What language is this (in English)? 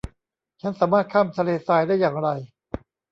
Thai